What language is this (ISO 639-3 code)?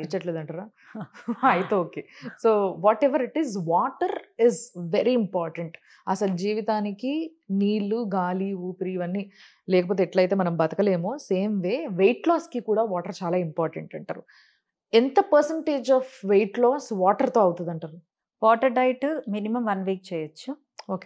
tel